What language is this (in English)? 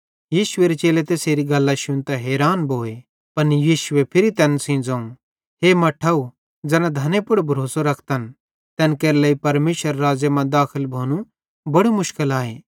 Bhadrawahi